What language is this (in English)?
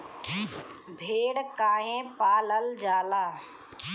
Bhojpuri